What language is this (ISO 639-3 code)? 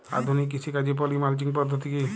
ben